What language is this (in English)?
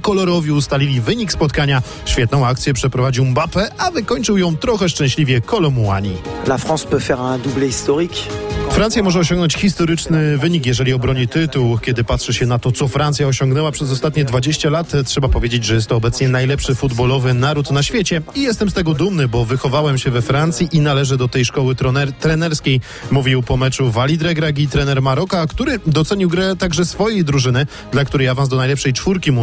Polish